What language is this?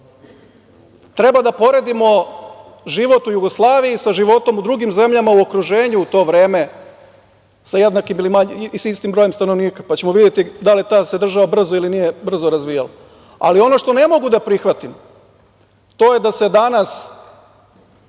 Serbian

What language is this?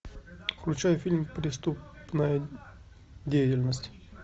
Russian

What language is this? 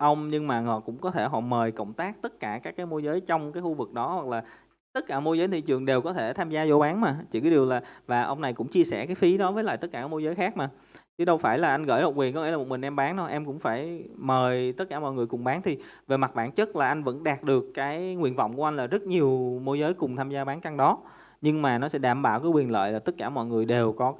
Vietnamese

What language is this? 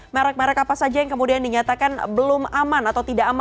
Indonesian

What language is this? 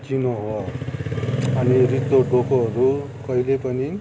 Nepali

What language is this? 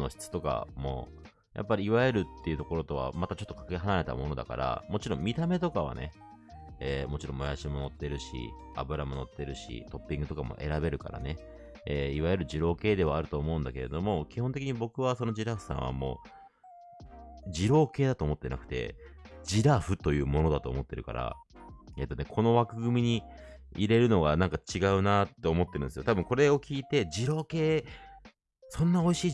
Japanese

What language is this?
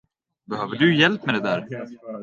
Swedish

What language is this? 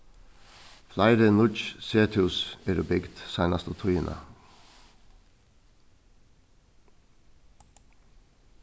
Faroese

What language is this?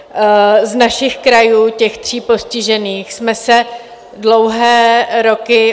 Czech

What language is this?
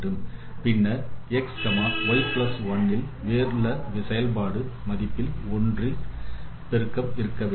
Tamil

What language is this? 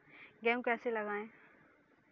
Hindi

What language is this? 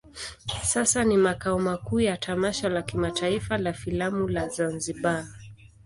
Swahili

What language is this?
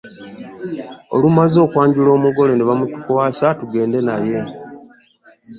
Ganda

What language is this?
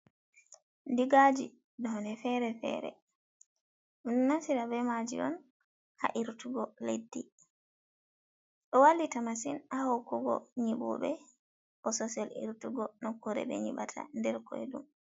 Fula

